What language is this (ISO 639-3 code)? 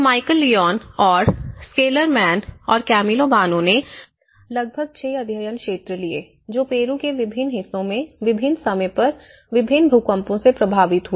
hin